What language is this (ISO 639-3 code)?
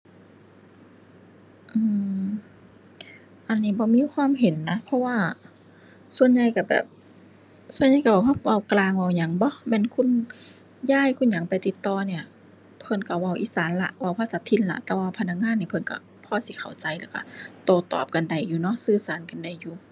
tha